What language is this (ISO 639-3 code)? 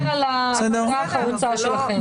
heb